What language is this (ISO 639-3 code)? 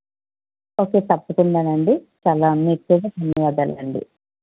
tel